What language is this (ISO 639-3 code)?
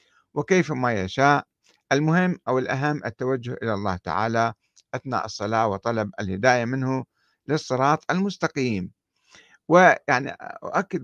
ara